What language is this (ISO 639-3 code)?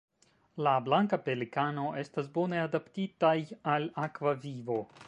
epo